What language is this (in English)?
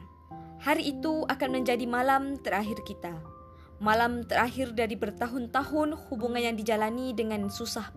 Malay